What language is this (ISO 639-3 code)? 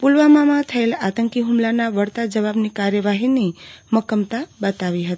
guj